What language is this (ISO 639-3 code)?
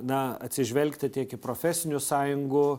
lit